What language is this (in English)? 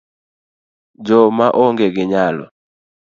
Luo (Kenya and Tanzania)